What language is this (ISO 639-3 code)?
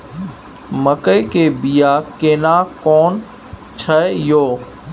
mai